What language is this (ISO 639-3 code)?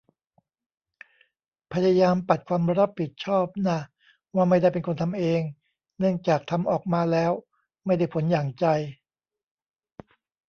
tha